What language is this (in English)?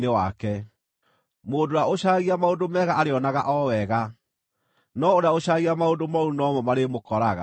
Kikuyu